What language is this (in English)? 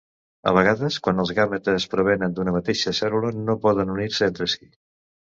Catalan